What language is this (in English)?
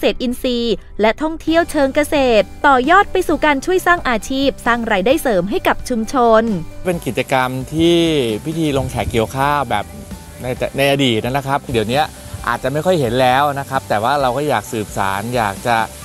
Thai